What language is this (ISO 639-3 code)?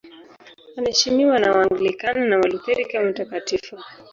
swa